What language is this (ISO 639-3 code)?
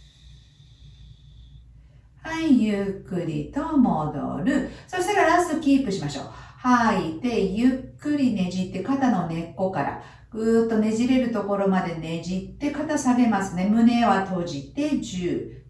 jpn